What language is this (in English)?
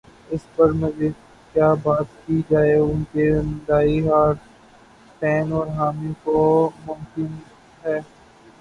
Urdu